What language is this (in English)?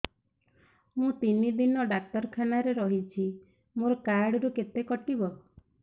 Odia